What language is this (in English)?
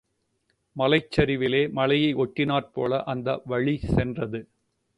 Tamil